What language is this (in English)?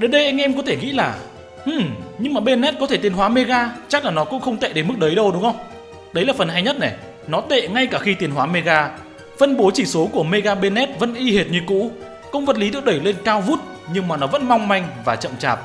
Vietnamese